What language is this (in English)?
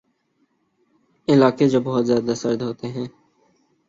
Urdu